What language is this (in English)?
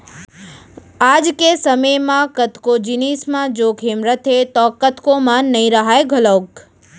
Chhattisgarhi